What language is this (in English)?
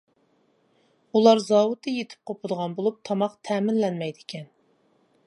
Uyghur